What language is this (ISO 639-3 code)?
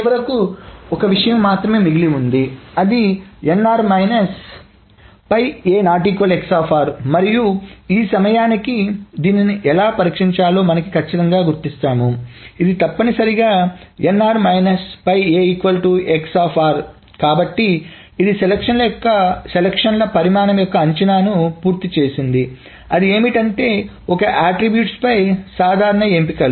tel